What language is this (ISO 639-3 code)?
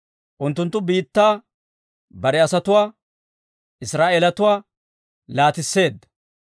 dwr